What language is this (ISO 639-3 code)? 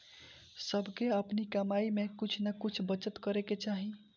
bho